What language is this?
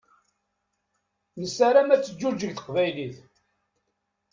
Kabyle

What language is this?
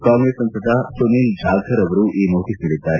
Kannada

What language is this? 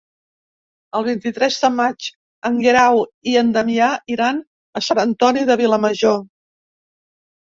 Catalan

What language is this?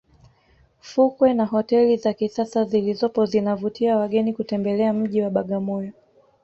Swahili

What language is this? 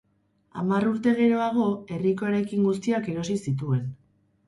Basque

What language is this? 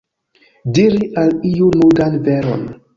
Esperanto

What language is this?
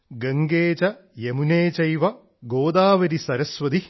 Malayalam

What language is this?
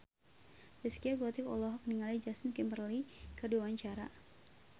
Sundanese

